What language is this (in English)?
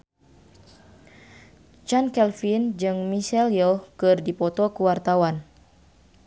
Sundanese